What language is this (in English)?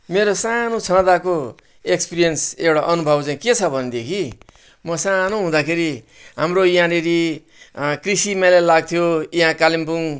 Nepali